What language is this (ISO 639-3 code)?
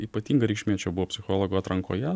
lit